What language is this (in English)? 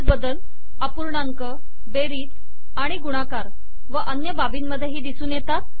Marathi